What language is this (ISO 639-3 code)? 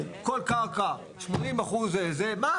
heb